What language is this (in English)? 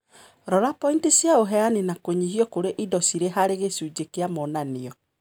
Kikuyu